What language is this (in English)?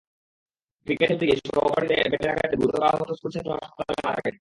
Bangla